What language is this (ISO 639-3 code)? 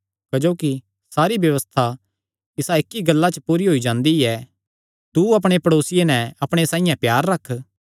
xnr